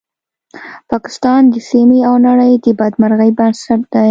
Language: Pashto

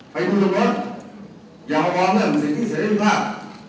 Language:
Thai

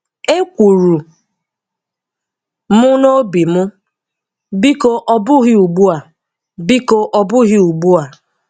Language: Igbo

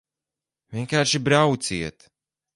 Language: Latvian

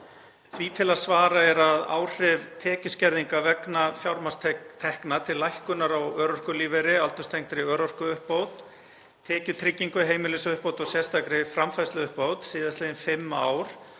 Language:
Icelandic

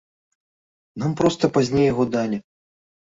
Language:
Belarusian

